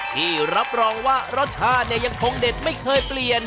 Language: Thai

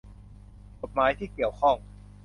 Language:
Thai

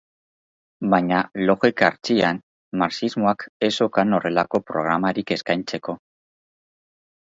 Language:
Basque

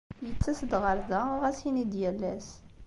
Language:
Kabyle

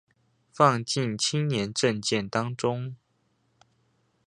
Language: Chinese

